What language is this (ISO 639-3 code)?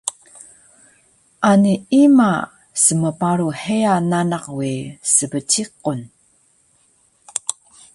trv